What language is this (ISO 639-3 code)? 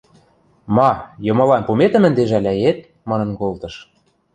mrj